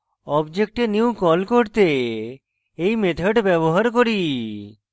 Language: Bangla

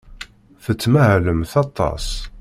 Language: Kabyle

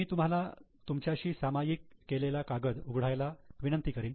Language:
Marathi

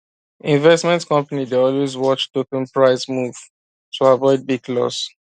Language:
Nigerian Pidgin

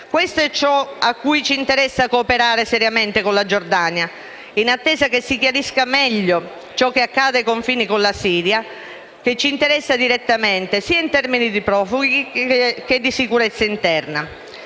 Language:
Italian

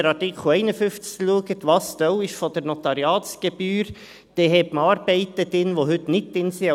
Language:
Swiss German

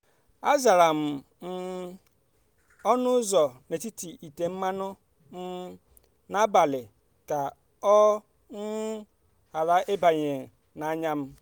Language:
Igbo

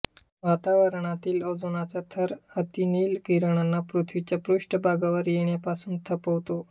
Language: Marathi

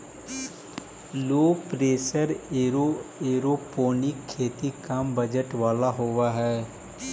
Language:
Magahi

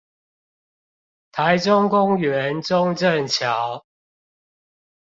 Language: Chinese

